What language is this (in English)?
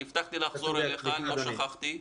Hebrew